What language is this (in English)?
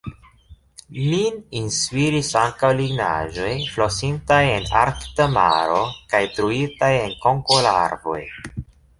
Esperanto